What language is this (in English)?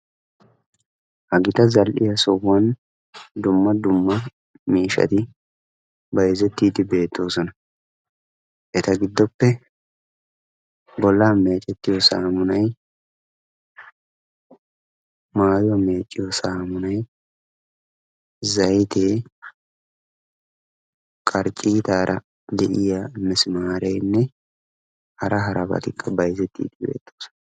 Wolaytta